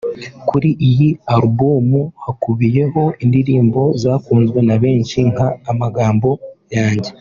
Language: Kinyarwanda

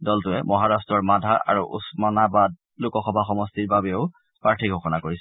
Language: Assamese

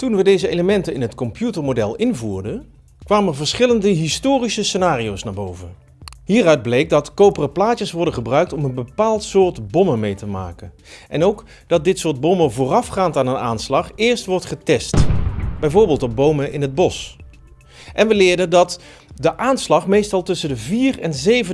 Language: Dutch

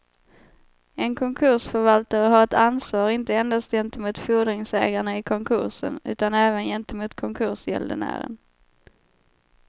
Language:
Swedish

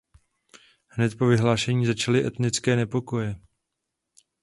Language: Czech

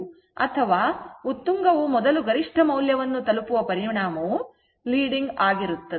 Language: Kannada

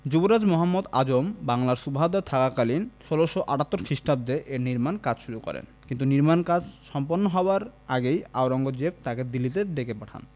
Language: Bangla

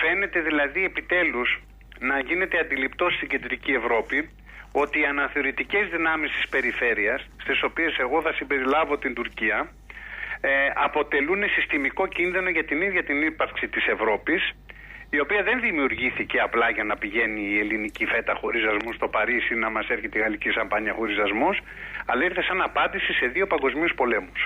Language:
Greek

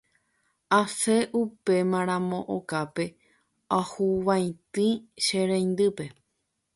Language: Guarani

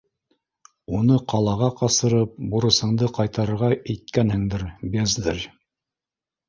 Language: Bashkir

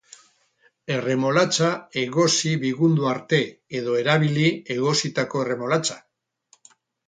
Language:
Basque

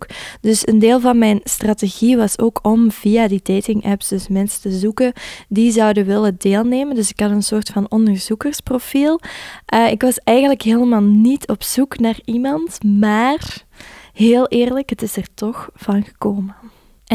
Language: Dutch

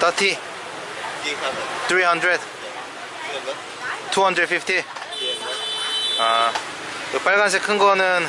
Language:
Korean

